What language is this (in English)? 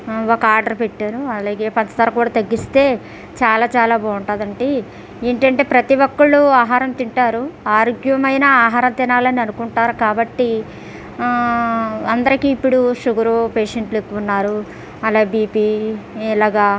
Telugu